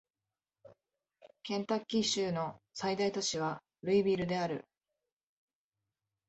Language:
Japanese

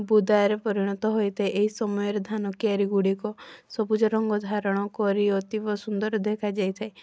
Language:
Odia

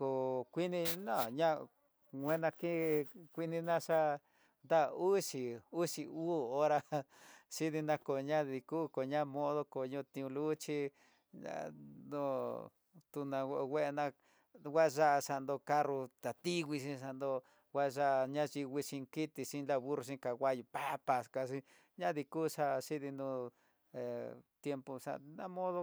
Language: Tidaá Mixtec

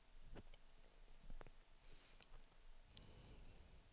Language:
Swedish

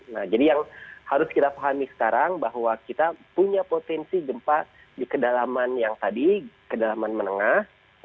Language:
Indonesian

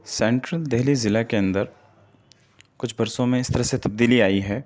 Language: Urdu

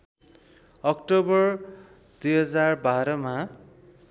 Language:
Nepali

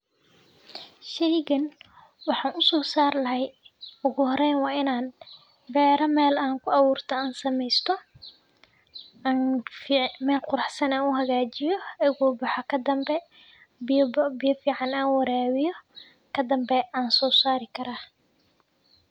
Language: Somali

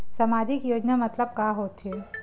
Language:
Chhattisgarhi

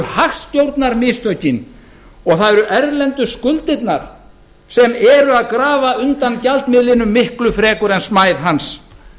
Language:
Icelandic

